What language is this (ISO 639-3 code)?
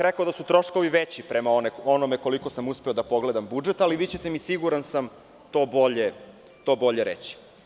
srp